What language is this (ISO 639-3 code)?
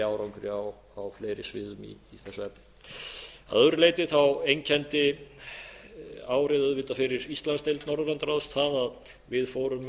isl